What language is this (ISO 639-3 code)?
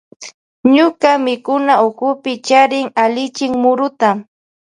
qvj